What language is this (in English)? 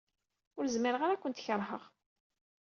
Kabyle